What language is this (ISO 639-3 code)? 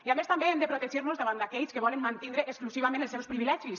cat